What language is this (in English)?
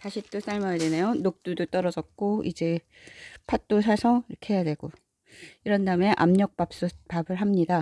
Korean